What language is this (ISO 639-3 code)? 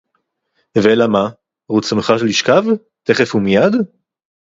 heb